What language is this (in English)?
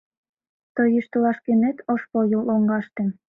Mari